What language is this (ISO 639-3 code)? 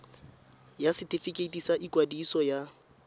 tsn